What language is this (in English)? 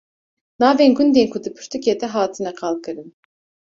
Kurdish